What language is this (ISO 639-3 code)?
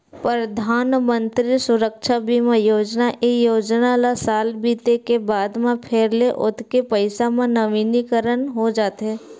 hne